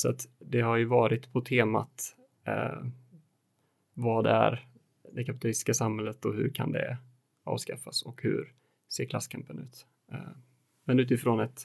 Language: Swedish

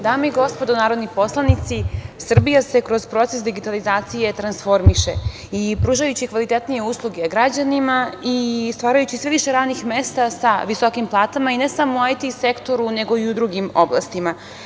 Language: Serbian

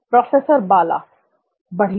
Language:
Hindi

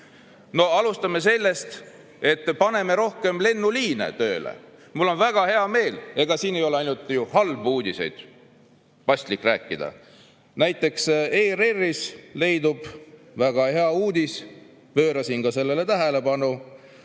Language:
Estonian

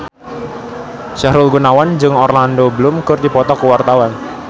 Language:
Sundanese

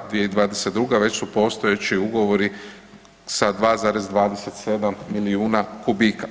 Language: Croatian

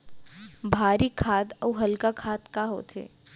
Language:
Chhattisgarhi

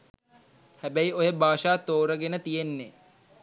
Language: Sinhala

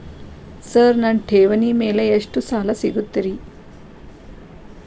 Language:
Kannada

